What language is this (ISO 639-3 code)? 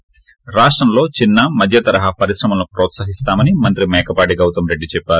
tel